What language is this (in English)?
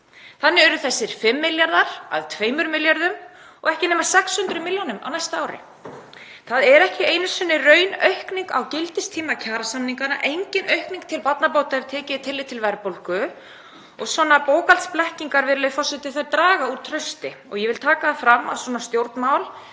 Icelandic